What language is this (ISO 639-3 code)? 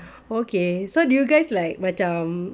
eng